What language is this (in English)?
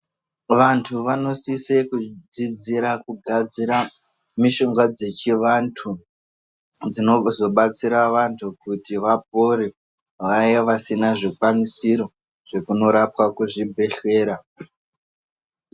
Ndau